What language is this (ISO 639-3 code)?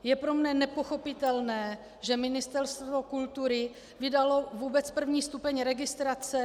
ces